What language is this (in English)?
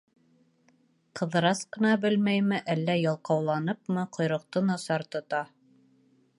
Bashkir